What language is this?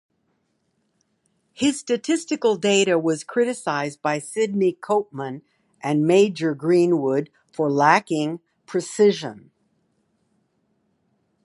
English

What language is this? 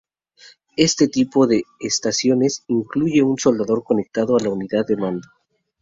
Spanish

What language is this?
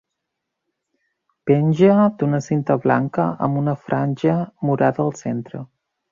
Catalan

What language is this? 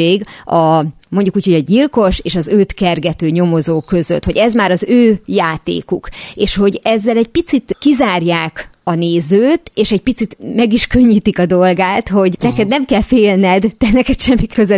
Hungarian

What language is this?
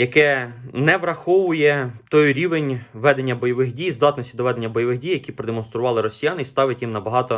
Ukrainian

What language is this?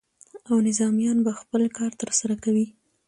Pashto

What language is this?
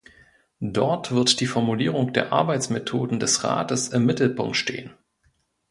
German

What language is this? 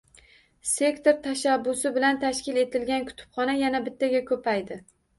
Uzbek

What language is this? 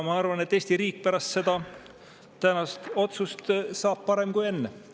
Estonian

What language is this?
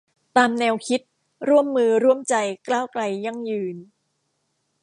Thai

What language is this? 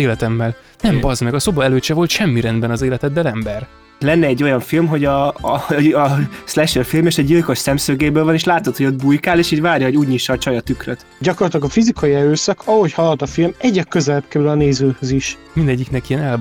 Hungarian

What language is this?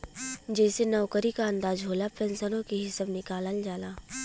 Bhojpuri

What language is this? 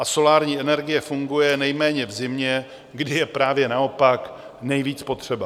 Czech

